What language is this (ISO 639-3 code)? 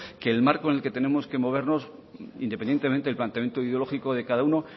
spa